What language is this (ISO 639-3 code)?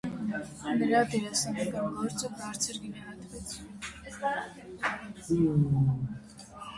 hye